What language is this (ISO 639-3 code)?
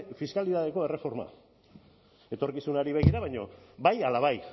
eus